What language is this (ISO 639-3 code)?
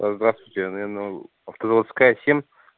rus